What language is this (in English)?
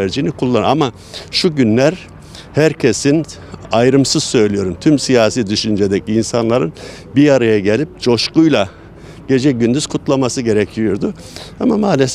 Turkish